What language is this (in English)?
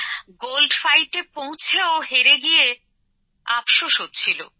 Bangla